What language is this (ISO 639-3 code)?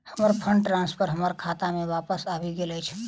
mai